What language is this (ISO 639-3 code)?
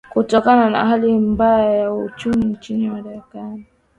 swa